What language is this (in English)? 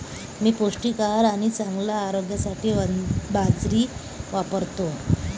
Marathi